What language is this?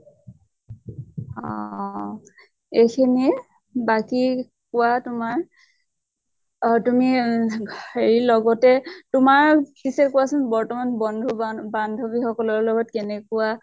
Assamese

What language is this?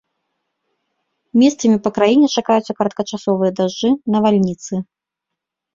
Belarusian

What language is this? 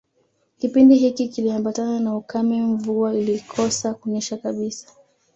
Swahili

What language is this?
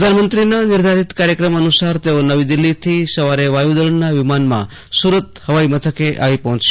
Gujarati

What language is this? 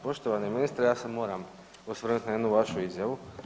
Croatian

